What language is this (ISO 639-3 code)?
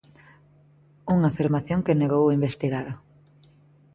glg